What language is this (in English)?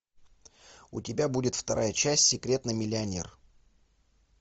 Russian